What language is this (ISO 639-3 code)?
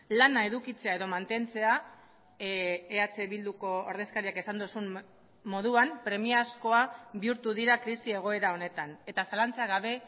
eus